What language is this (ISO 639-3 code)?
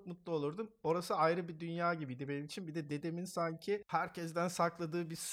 tur